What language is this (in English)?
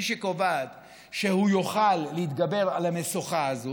Hebrew